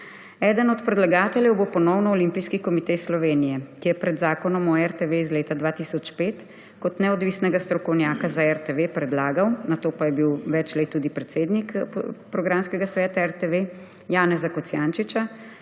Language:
Slovenian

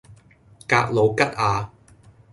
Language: Cantonese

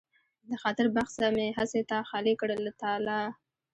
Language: Pashto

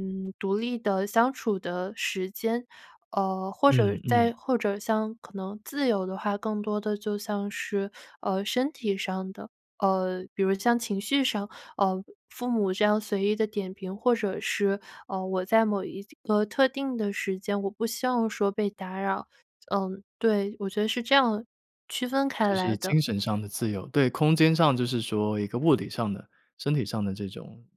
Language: Chinese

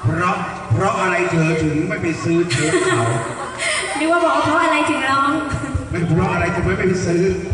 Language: Thai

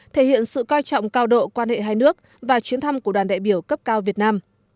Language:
Vietnamese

